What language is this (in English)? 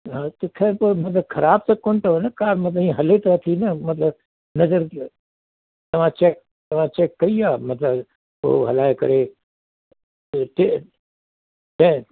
Sindhi